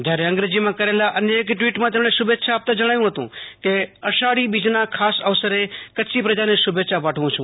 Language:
Gujarati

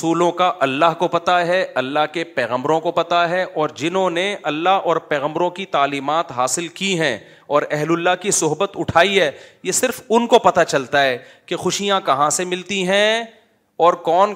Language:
Urdu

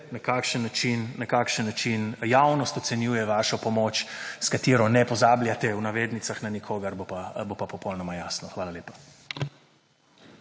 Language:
Slovenian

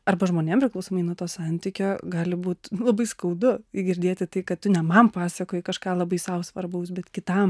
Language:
Lithuanian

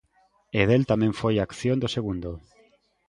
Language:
Galician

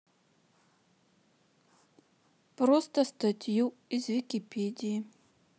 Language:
Russian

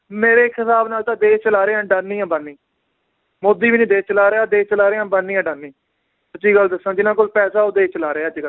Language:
Punjabi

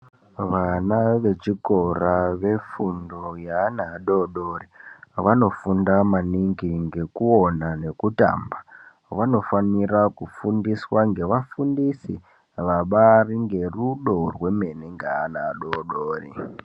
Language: Ndau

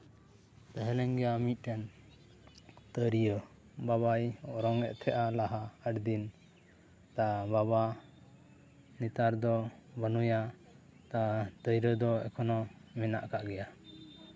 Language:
Santali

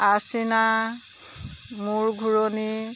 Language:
Assamese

